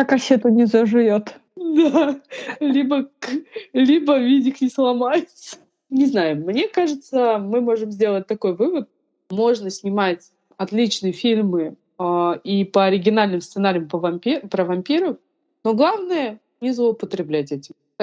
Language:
Russian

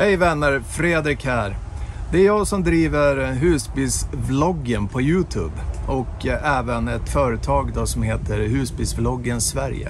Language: Swedish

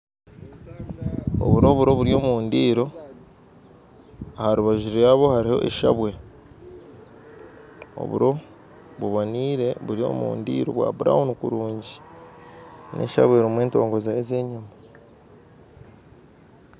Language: Nyankole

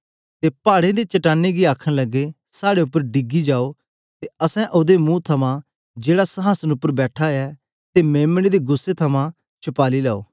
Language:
Dogri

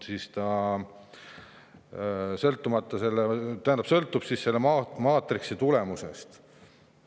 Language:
Estonian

